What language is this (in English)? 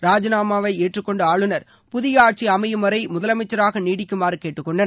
Tamil